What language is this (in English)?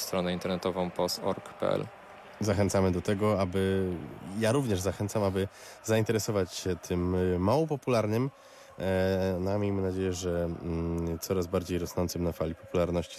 Polish